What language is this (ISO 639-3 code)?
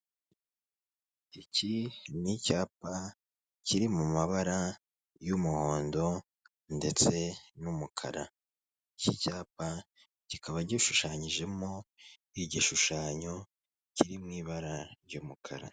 kin